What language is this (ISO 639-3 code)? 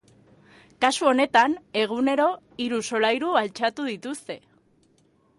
eus